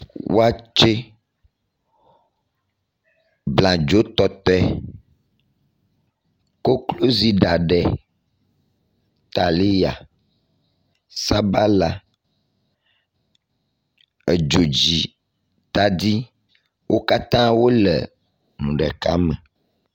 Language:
Ewe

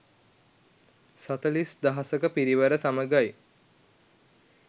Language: Sinhala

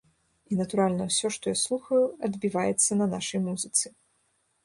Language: Belarusian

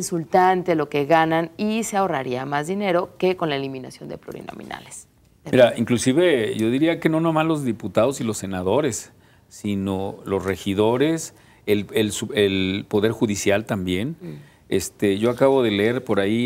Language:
Spanish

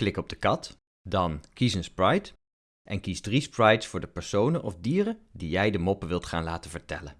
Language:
Dutch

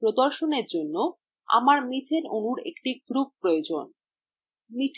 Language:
Bangla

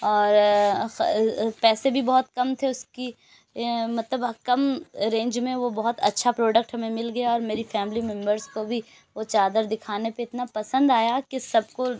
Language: Urdu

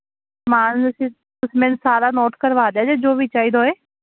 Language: Punjabi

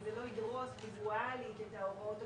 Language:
Hebrew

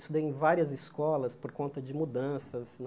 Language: Portuguese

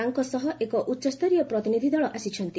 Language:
Odia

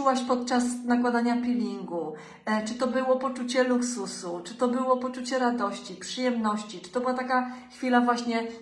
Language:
Polish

